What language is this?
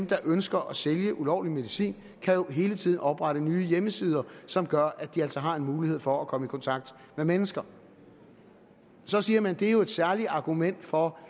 Danish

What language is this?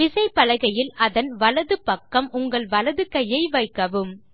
Tamil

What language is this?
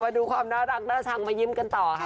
Thai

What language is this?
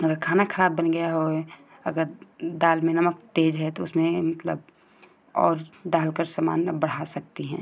Hindi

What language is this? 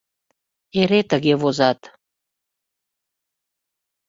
Mari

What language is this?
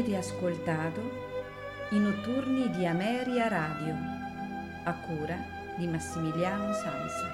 Italian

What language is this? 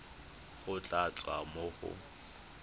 Tswana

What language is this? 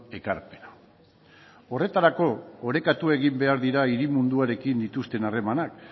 Basque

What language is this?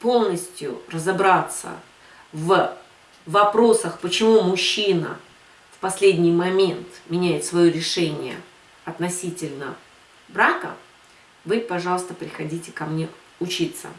Russian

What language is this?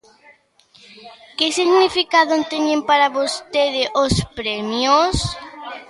Galician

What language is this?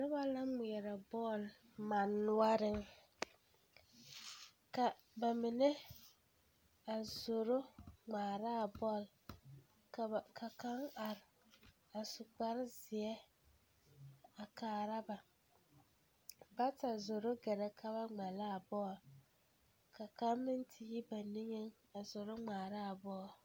Southern Dagaare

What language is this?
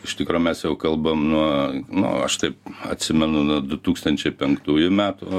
Lithuanian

